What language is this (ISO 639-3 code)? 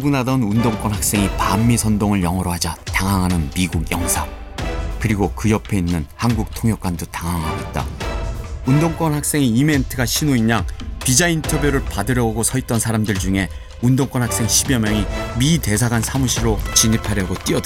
kor